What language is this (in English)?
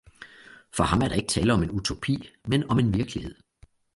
Danish